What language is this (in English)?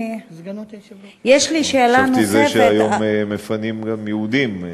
Hebrew